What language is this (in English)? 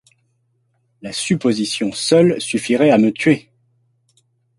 French